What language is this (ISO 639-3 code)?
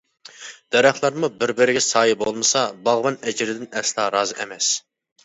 uig